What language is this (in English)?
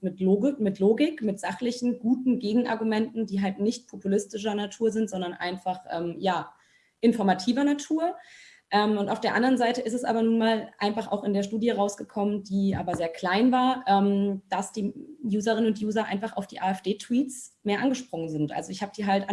German